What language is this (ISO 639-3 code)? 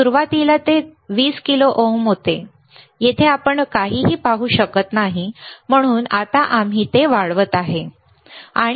mar